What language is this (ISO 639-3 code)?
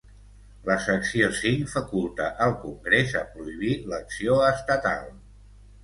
cat